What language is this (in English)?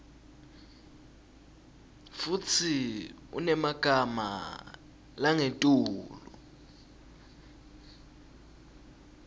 Swati